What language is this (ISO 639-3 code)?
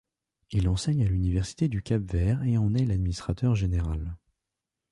fra